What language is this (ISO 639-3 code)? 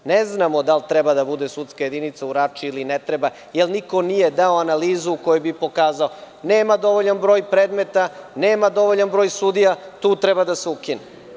srp